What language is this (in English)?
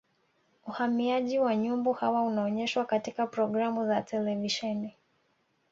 Swahili